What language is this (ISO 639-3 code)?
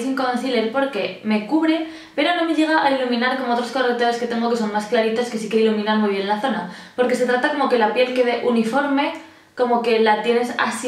spa